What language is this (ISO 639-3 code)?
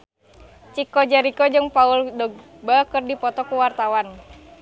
sun